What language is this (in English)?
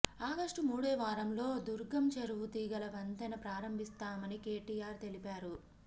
Telugu